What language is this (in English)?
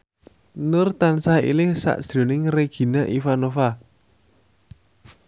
Javanese